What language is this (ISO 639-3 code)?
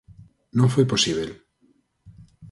glg